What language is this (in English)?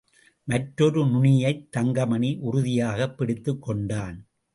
Tamil